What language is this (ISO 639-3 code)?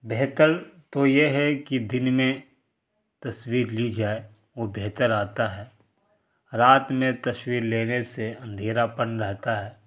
urd